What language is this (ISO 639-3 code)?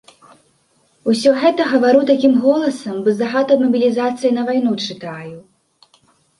bel